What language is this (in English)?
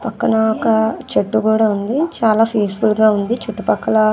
Telugu